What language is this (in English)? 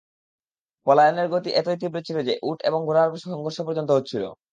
Bangla